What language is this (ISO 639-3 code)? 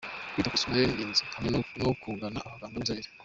kin